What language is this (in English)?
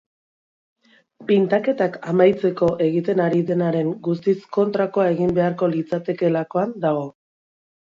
Basque